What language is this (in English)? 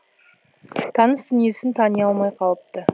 Kazakh